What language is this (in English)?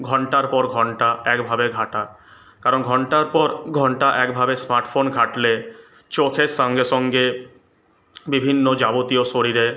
Bangla